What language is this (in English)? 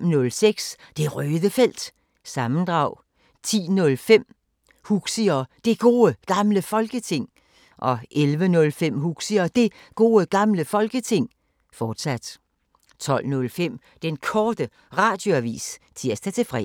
Danish